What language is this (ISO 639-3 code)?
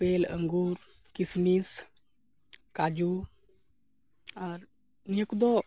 sat